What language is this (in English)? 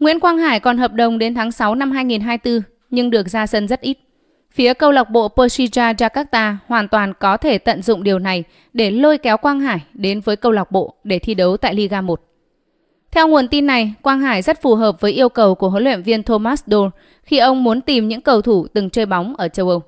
Vietnamese